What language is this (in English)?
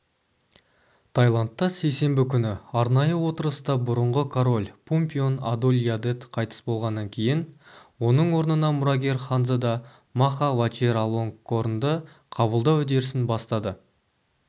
Kazakh